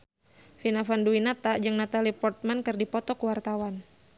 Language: Sundanese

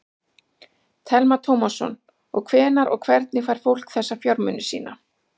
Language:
Icelandic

